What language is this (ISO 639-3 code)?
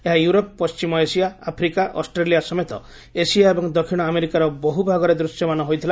ori